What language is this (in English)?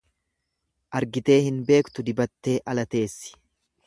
Oromo